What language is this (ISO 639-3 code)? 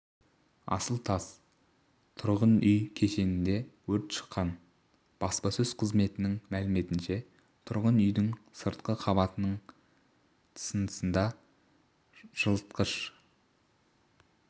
kaz